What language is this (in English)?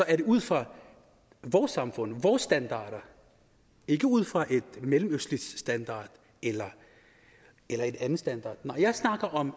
Danish